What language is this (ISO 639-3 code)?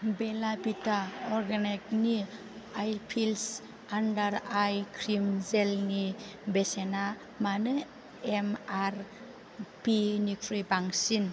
brx